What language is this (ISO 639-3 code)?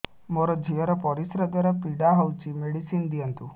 ori